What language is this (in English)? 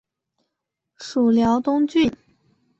Chinese